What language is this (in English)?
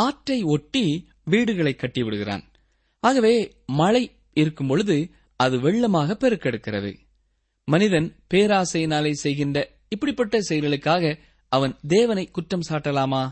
Tamil